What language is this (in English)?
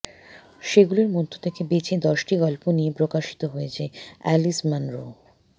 Bangla